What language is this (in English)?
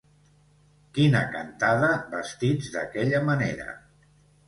Catalan